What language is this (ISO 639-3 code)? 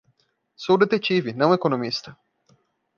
por